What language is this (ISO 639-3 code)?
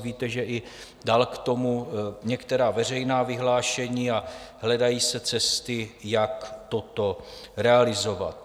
ces